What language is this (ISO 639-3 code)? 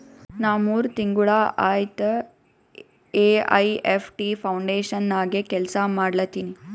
kan